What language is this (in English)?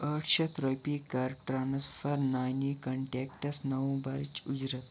Kashmiri